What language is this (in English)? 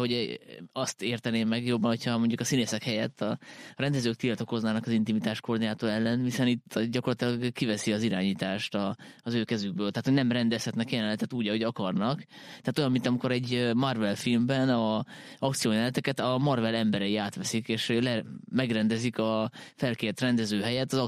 Hungarian